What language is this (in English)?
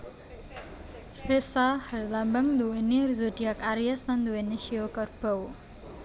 Javanese